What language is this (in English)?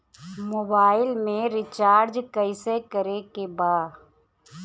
Bhojpuri